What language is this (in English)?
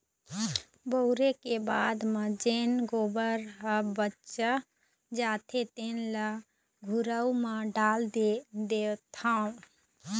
Chhattisgarhi